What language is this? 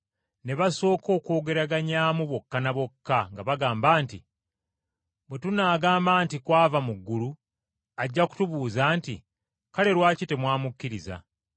Ganda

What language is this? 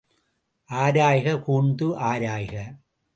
Tamil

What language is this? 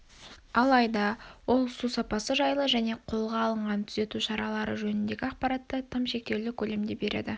Kazakh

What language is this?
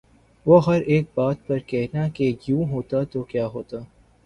Urdu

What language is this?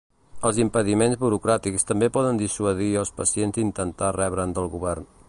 Catalan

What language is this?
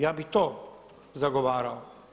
Croatian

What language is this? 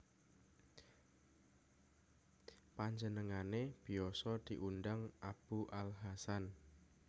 Javanese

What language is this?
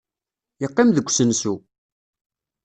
Kabyle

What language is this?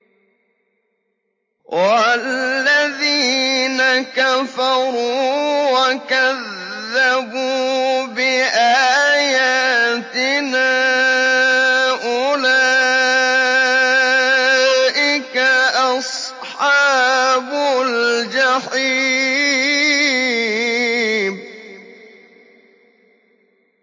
Arabic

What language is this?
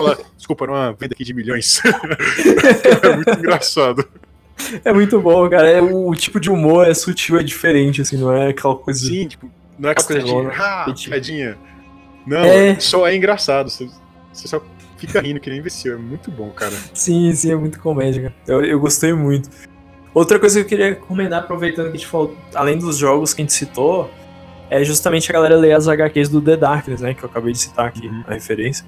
Portuguese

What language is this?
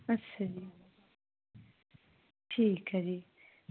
Punjabi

